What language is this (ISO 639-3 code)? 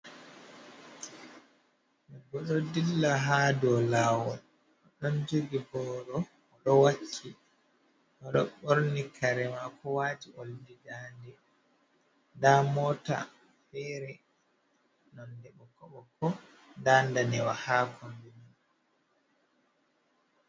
ful